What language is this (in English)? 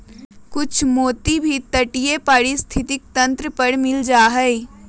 Magahi